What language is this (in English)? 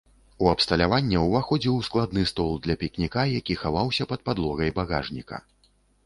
Belarusian